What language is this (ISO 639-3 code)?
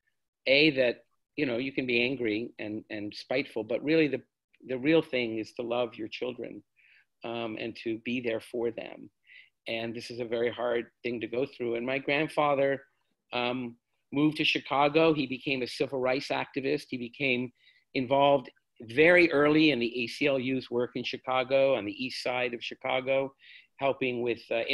eng